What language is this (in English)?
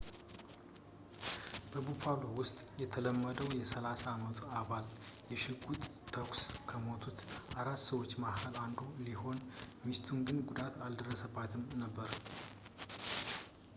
Amharic